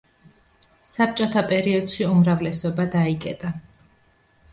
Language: Georgian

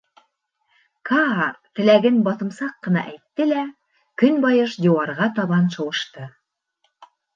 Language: Bashkir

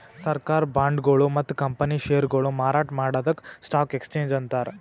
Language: Kannada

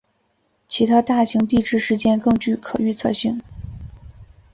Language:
Chinese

